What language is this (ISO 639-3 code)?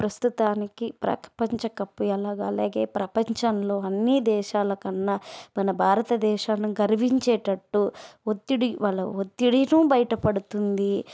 tel